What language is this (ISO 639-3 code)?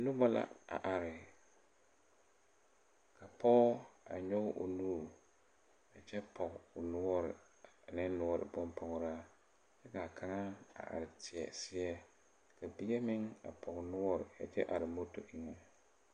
dga